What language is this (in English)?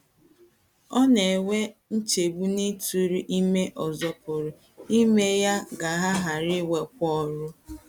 Igbo